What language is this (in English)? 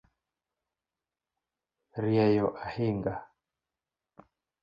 Luo (Kenya and Tanzania)